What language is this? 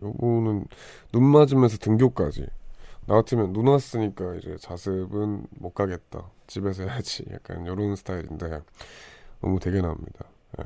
Korean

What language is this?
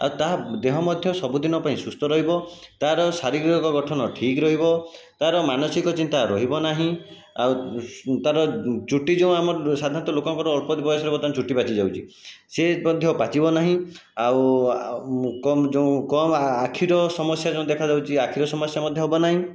Odia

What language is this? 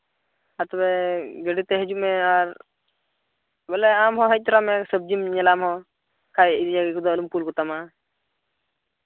Santali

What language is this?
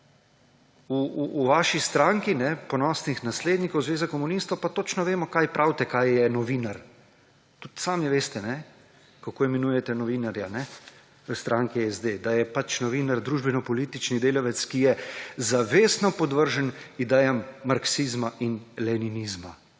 Slovenian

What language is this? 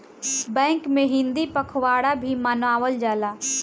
Bhojpuri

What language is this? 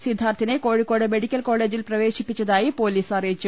Malayalam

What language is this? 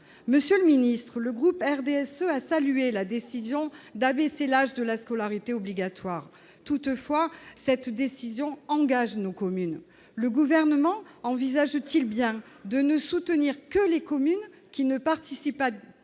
French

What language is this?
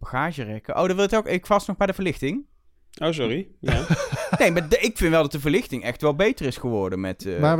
Dutch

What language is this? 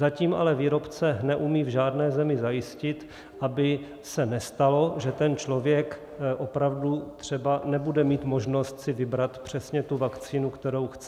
Czech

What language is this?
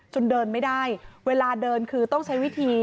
Thai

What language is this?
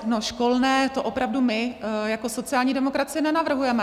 Czech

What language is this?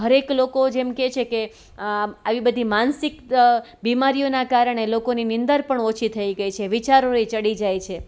Gujarati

